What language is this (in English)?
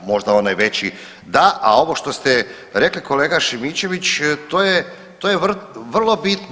Croatian